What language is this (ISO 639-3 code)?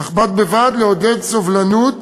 heb